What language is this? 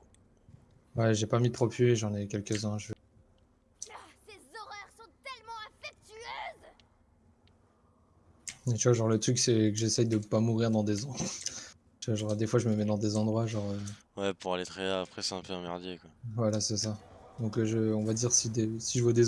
French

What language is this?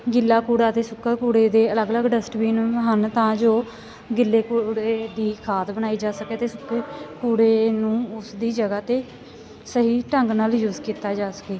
Punjabi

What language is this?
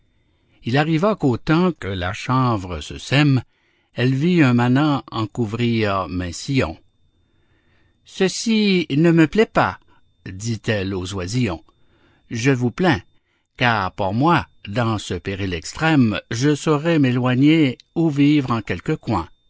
French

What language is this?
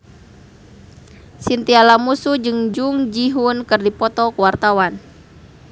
Sundanese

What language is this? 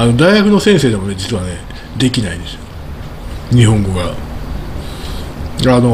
Japanese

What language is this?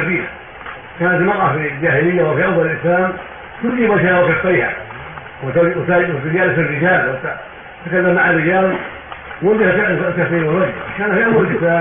Arabic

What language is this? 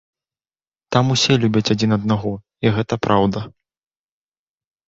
Belarusian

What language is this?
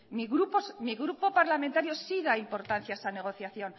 Spanish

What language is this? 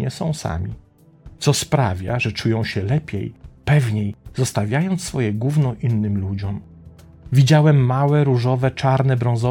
Polish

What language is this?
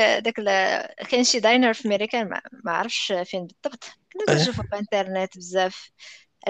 Arabic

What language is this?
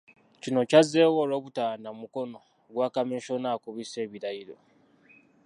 Ganda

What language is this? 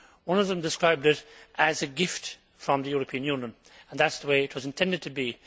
English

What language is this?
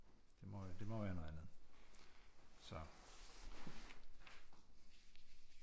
Danish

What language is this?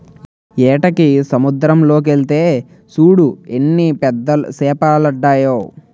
Telugu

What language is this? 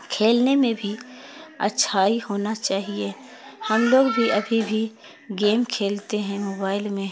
Urdu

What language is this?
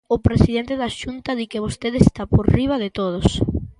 Galician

